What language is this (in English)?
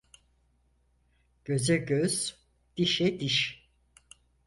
Turkish